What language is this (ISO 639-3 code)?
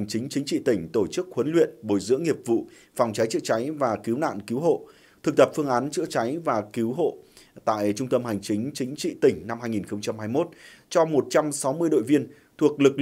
vie